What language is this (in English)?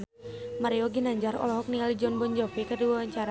Sundanese